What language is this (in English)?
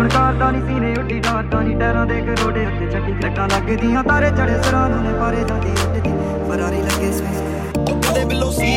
Punjabi